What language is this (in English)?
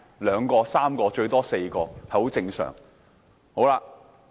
Cantonese